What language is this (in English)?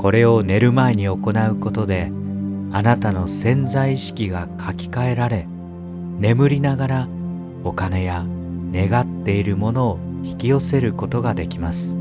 Japanese